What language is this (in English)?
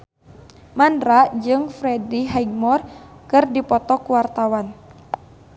Sundanese